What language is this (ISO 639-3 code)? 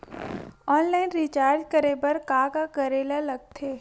hne